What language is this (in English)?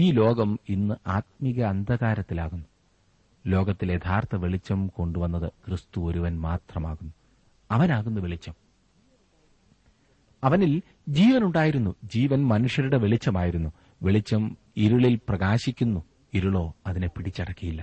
Malayalam